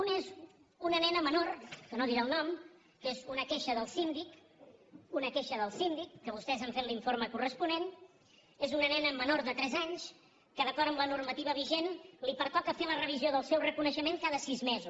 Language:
Catalan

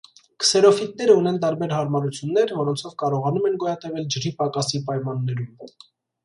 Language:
Armenian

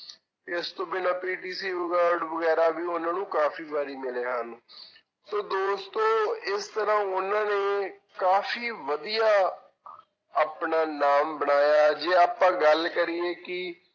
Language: Punjabi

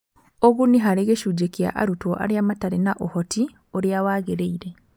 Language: Kikuyu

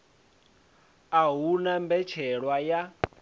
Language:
Venda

